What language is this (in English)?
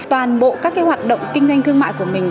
Vietnamese